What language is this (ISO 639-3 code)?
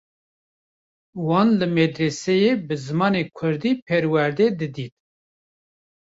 kur